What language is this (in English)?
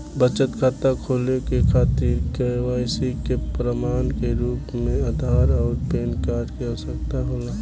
Bhojpuri